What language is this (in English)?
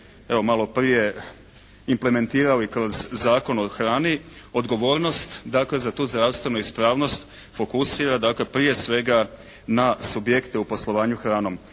Croatian